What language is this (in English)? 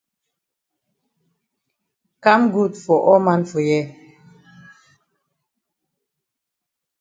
Cameroon Pidgin